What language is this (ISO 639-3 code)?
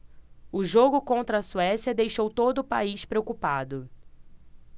por